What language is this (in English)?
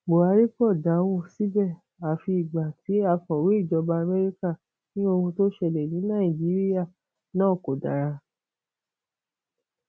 Yoruba